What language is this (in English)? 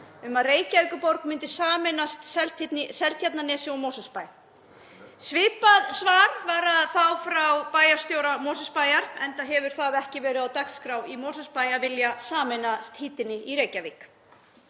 Icelandic